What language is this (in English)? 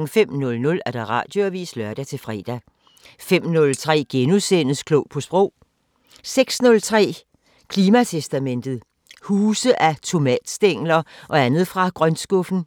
Danish